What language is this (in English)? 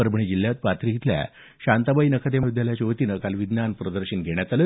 Marathi